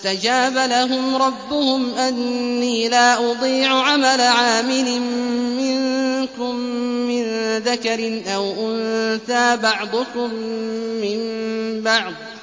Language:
Arabic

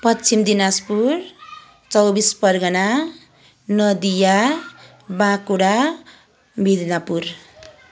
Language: Nepali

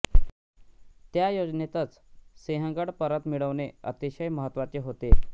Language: Marathi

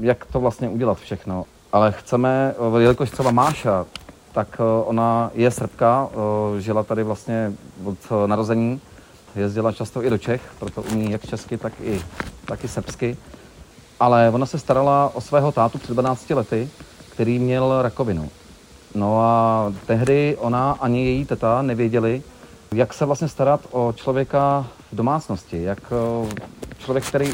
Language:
Czech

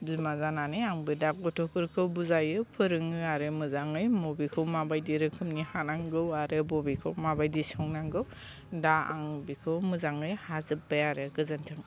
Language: Bodo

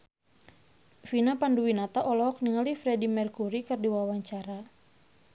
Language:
Sundanese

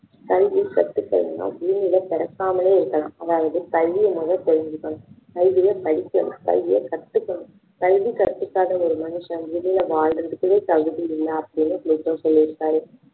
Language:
Tamil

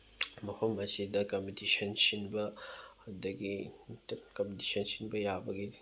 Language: Manipuri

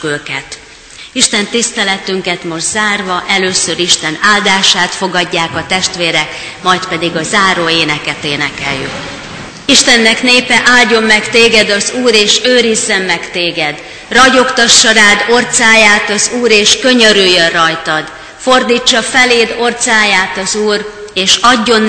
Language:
Hungarian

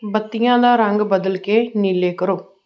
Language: Punjabi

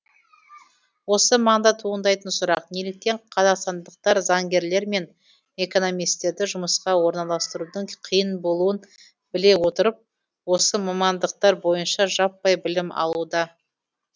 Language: Kazakh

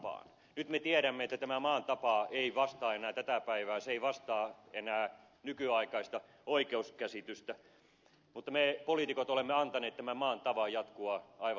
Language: Finnish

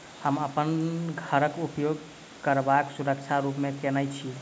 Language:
Maithili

